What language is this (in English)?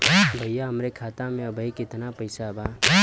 Bhojpuri